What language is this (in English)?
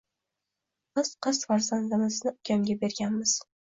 Uzbek